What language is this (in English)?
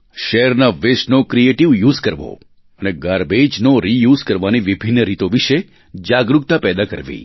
Gujarati